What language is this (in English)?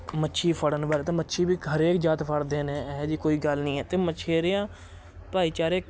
Punjabi